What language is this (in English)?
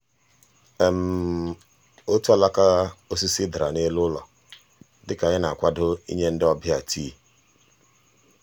Igbo